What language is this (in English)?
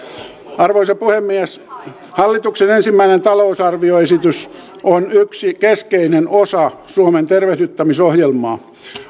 Finnish